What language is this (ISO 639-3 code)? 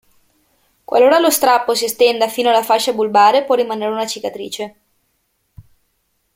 ita